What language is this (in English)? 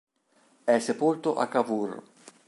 Italian